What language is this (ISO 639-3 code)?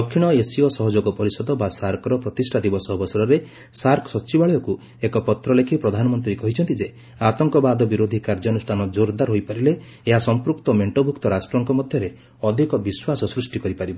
ori